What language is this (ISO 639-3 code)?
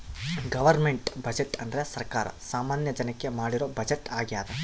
kan